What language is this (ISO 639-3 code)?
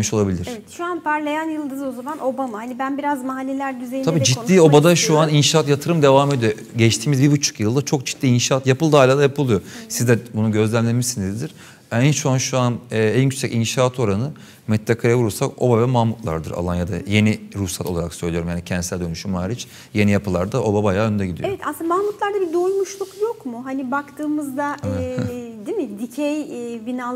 tur